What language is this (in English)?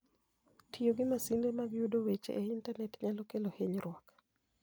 Luo (Kenya and Tanzania)